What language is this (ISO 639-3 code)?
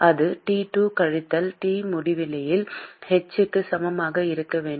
tam